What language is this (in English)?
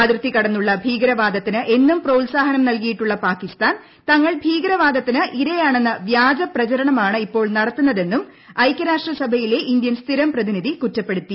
Malayalam